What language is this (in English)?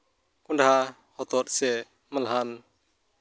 Santali